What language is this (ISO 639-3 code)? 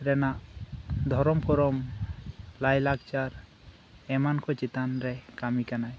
sat